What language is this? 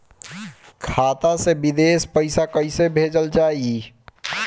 Bhojpuri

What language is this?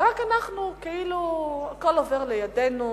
Hebrew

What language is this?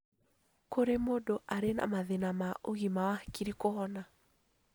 Kikuyu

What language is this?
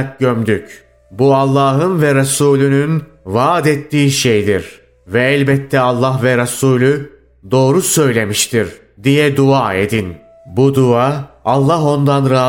Turkish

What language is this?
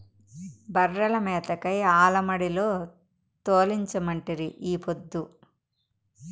Telugu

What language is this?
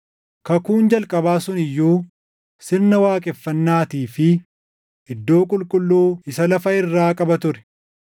Oromo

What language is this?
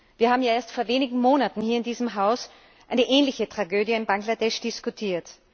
German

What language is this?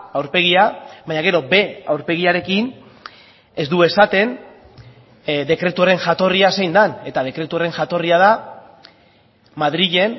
Basque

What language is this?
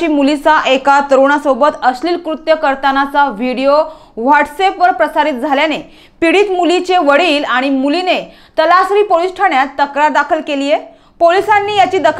Hindi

